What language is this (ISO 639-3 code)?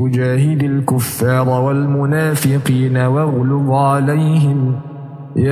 ara